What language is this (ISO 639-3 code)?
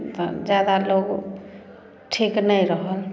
mai